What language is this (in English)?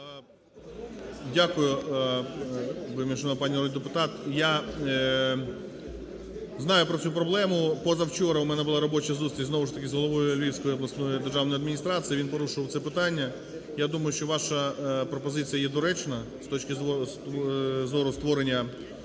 Ukrainian